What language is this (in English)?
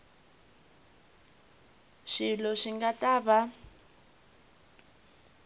Tsonga